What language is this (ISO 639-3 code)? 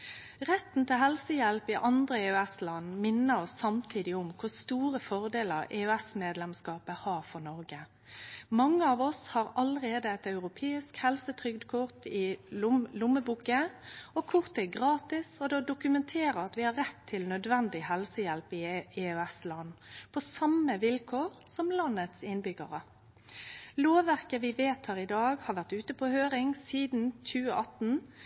nno